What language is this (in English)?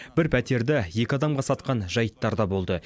Kazakh